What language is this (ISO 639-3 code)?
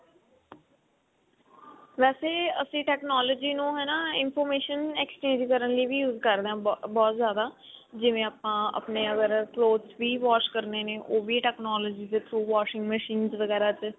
pan